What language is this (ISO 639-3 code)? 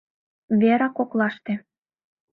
chm